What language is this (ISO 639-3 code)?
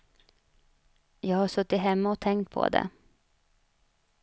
swe